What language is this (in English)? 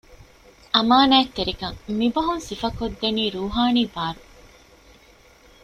Divehi